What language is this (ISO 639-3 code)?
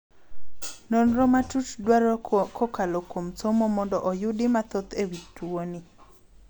luo